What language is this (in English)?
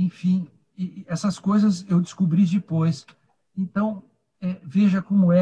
Portuguese